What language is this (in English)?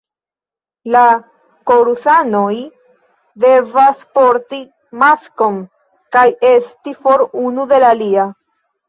Esperanto